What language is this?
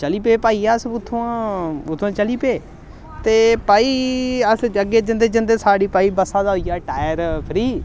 Dogri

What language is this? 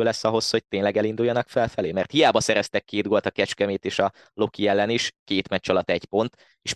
Hungarian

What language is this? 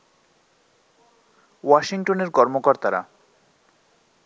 Bangla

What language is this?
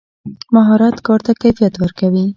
Pashto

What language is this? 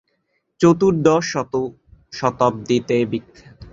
Bangla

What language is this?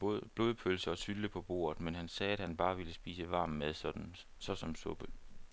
Danish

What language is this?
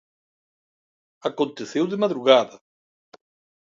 Galician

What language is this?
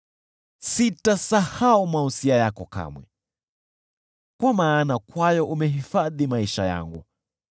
Swahili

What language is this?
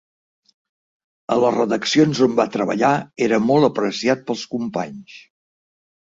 Catalan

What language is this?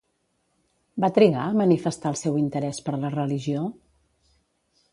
Catalan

